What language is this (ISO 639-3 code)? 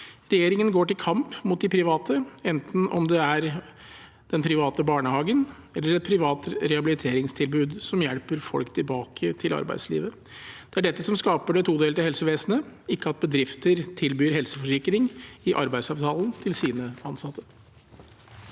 nor